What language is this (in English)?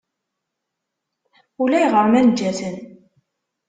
Kabyle